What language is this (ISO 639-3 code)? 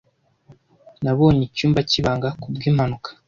kin